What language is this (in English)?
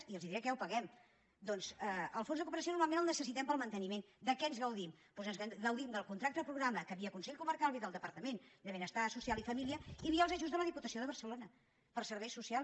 Catalan